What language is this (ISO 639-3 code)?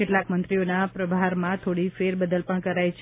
guj